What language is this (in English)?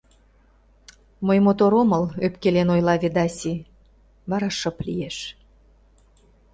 Mari